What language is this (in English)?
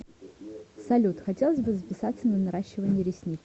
Russian